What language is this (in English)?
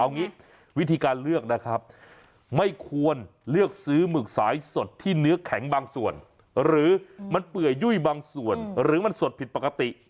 Thai